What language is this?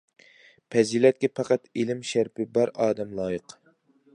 Uyghur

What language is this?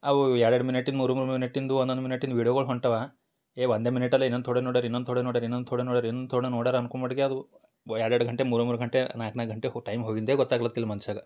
Kannada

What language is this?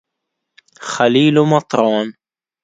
Arabic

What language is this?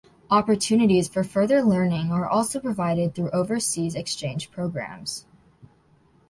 English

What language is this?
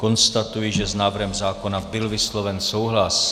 Czech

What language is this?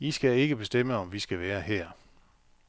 Danish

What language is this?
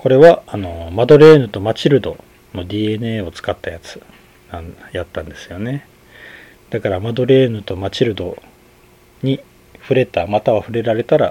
Japanese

